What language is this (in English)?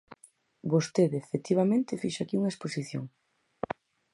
Galician